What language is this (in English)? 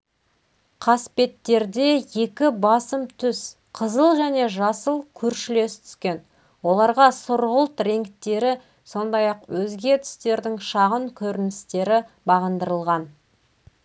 Kazakh